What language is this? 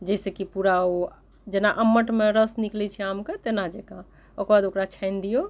Maithili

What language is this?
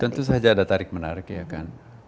Indonesian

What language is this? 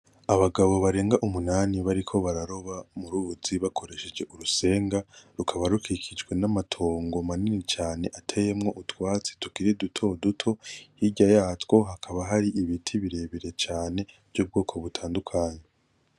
Rundi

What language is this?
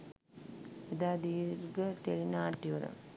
Sinhala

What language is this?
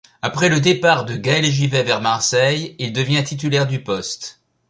French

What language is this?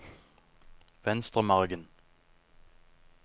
Norwegian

